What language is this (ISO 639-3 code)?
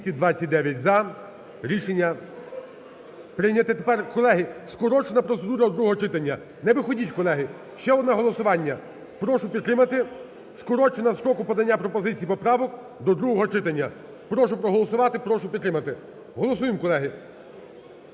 ukr